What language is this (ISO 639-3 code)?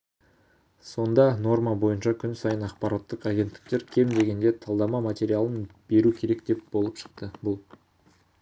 kaz